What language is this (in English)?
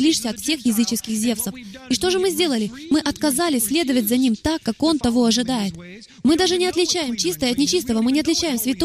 Russian